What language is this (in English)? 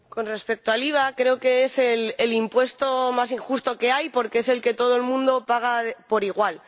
Spanish